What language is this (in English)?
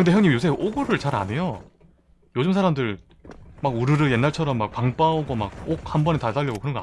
Korean